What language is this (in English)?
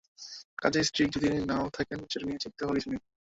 Bangla